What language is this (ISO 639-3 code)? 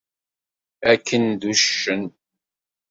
kab